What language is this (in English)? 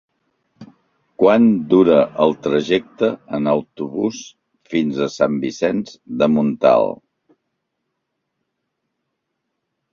Catalan